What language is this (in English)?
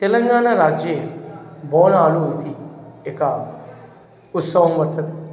Sanskrit